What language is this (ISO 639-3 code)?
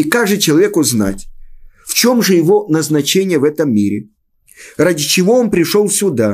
rus